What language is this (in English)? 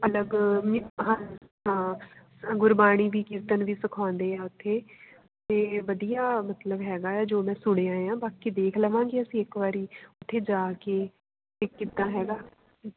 Punjabi